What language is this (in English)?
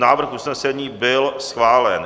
Czech